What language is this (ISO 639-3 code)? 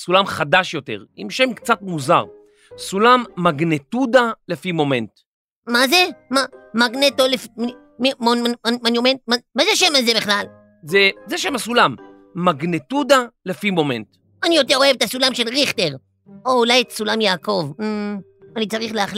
heb